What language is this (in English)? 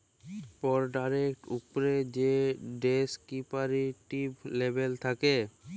Bangla